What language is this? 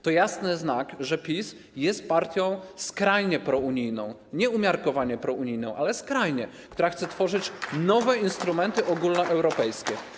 Polish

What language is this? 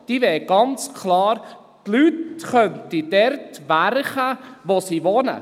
Swiss German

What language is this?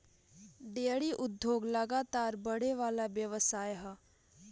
Bhojpuri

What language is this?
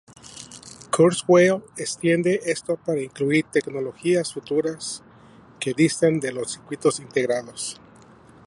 Spanish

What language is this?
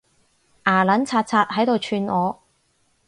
Cantonese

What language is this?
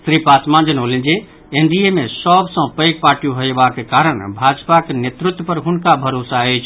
Maithili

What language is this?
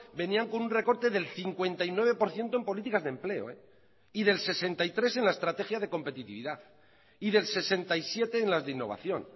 Spanish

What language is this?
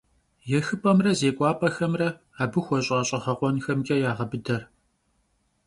Kabardian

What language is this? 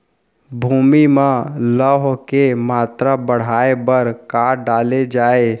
Chhattisgarhi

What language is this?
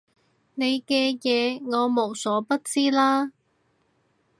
Cantonese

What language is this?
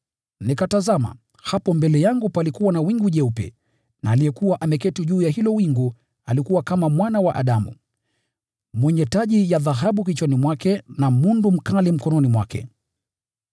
Swahili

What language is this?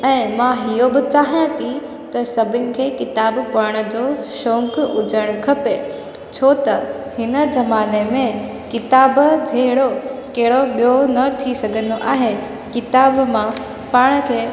Sindhi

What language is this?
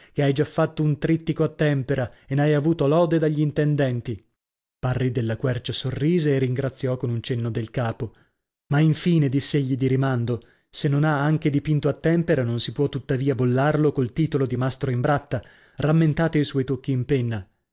Italian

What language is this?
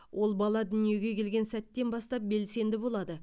Kazakh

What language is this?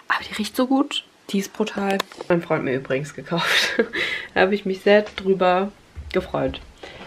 German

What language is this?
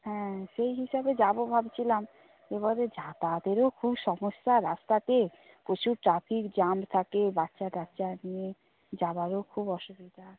Bangla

